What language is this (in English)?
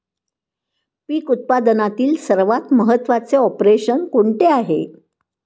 Marathi